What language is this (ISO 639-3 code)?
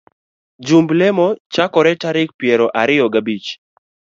luo